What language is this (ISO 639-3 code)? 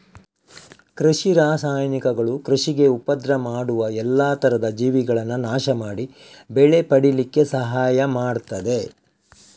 kan